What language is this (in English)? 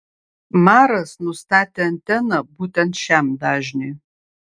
Lithuanian